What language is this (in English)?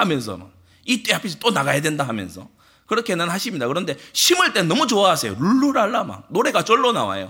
Korean